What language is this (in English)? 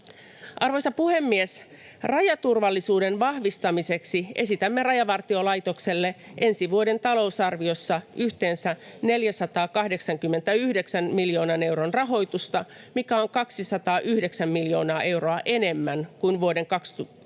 Finnish